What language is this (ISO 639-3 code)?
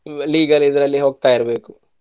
kan